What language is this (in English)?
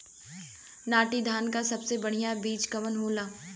Bhojpuri